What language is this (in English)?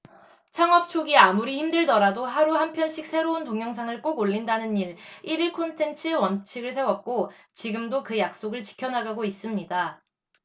Korean